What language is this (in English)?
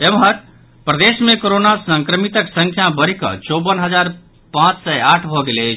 Maithili